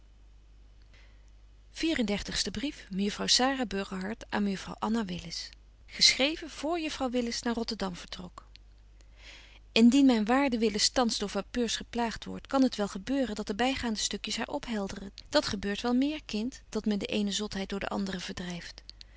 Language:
Dutch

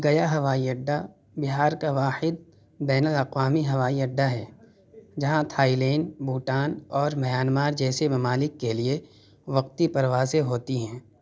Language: Urdu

